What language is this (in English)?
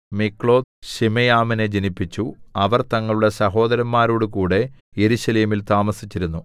Malayalam